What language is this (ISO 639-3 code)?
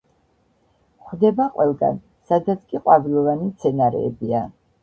kat